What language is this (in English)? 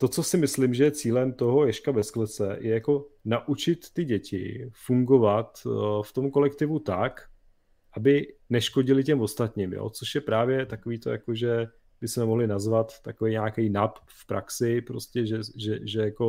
Czech